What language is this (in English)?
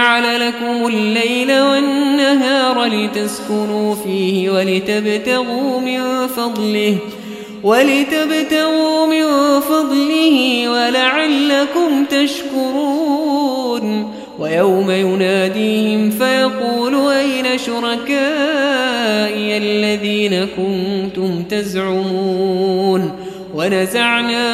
Arabic